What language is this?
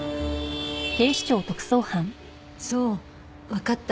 Japanese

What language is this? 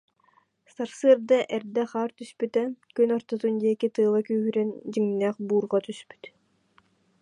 Yakut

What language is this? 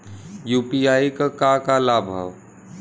Bhojpuri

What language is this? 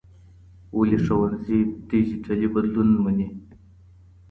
Pashto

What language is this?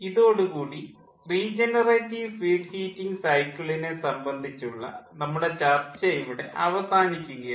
Malayalam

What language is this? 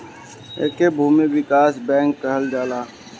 Bhojpuri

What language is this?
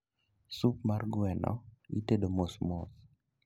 Luo (Kenya and Tanzania)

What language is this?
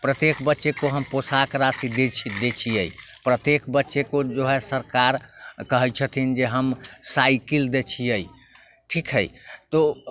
Maithili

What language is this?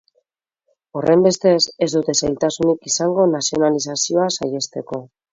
Basque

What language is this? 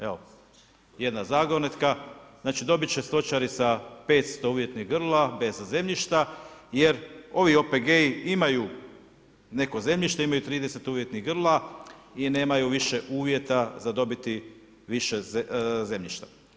Croatian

